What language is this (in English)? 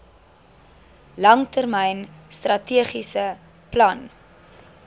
Afrikaans